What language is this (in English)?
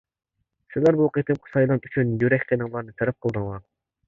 Uyghur